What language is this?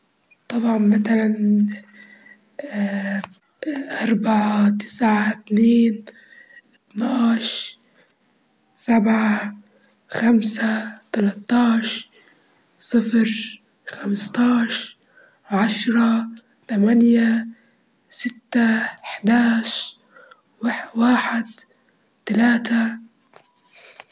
Libyan Arabic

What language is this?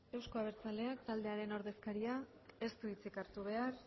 Basque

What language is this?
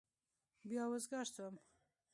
Pashto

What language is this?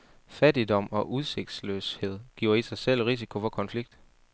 Danish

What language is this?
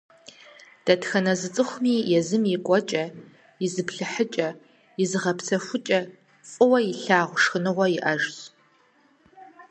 Kabardian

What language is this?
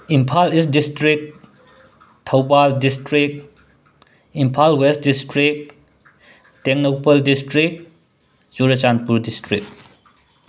Manipuri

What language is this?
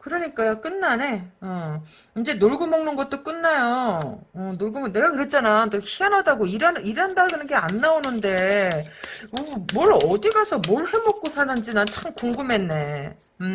Korean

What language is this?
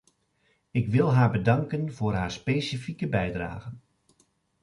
Dutch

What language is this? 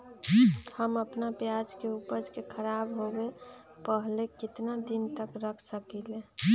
Magahi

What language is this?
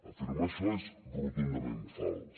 Catalan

